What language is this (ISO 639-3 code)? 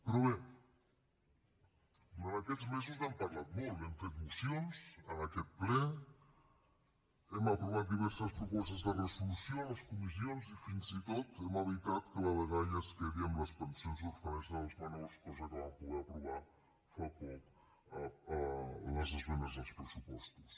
cat